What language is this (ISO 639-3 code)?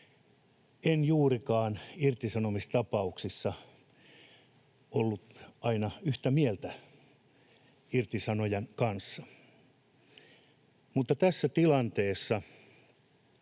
fin